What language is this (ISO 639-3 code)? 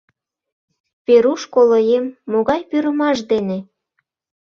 chm